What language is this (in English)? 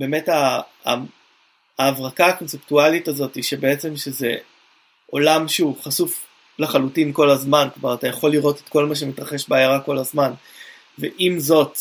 Hebrew